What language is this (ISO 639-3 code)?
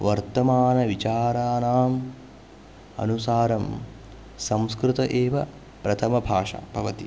san